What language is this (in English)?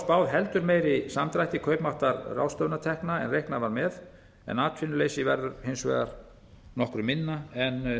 Icelandic